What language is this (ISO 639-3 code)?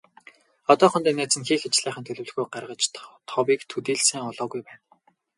mon